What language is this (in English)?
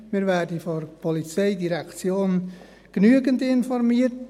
Swiss German